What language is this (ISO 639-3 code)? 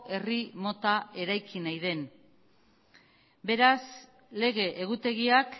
eus